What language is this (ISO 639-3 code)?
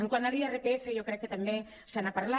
cat